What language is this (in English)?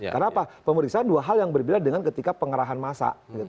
Indonesian